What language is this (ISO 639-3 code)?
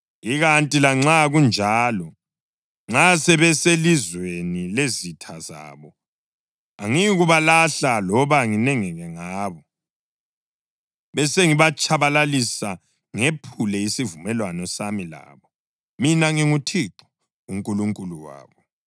nde